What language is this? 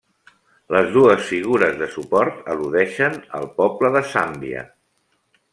Catalan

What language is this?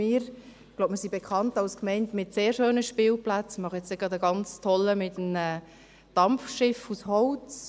Swiss German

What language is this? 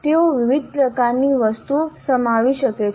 Gujarati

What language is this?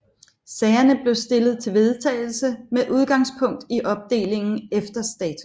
Danish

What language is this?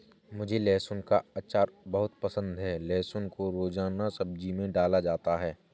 Hindi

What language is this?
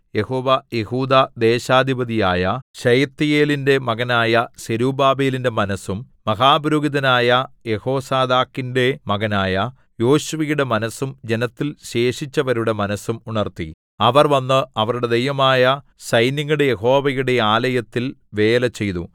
Malayalam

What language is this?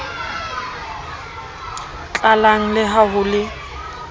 Southern Sotho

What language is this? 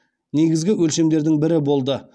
Kazakh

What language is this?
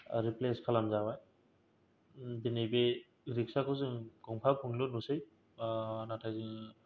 Bodo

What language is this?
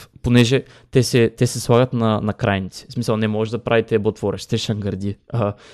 Bulgarian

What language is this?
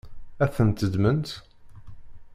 Kabyle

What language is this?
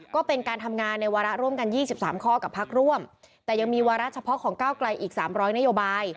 Thai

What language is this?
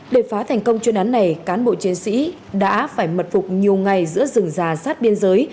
Vietnamese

